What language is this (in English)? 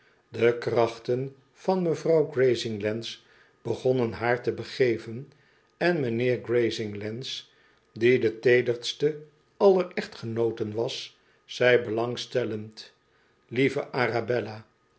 Dutch